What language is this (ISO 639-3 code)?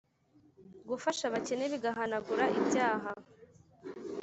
kin